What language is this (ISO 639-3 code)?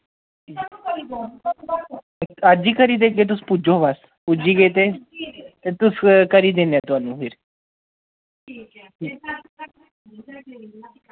doi